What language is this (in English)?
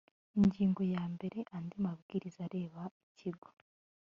Kinyarwanda